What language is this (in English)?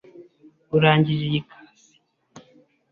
Kinyarwanda